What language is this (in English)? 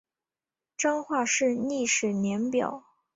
Chinese